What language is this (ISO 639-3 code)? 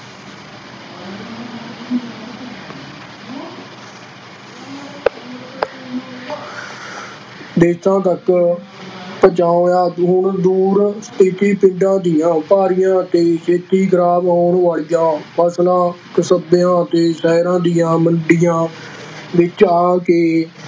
pan